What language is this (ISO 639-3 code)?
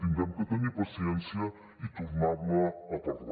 cat